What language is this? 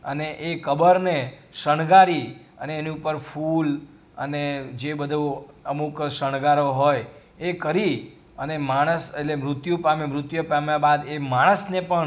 Gujarati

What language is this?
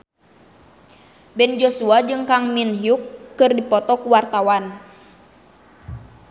Sundanese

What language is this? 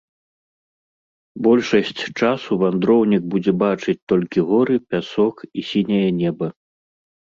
Belarusian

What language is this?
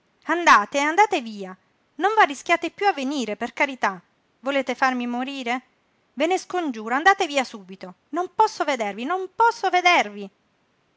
Italian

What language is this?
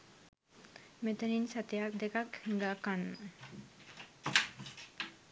Sinhala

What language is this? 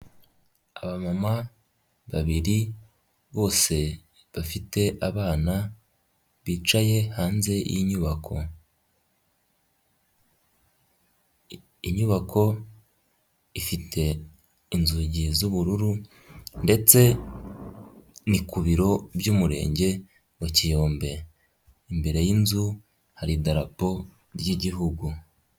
Kinyarwanda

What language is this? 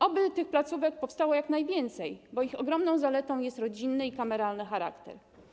Polish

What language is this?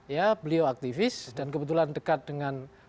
Indonesian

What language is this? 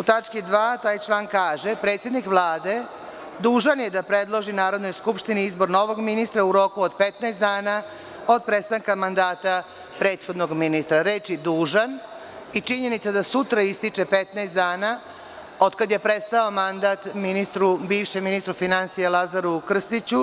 Serbian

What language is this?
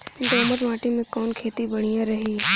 Bhojpuri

